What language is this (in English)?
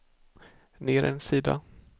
Swedish